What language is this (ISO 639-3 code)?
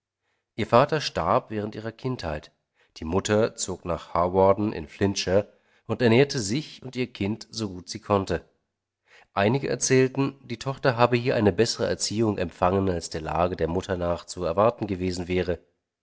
deu